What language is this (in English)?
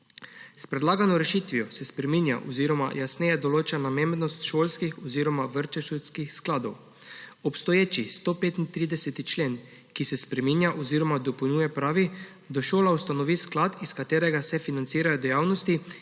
Slovenian